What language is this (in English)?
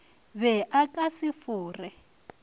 Northern Sotho